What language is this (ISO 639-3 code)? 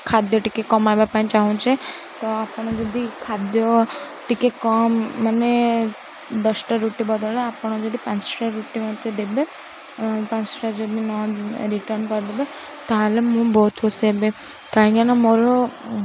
ori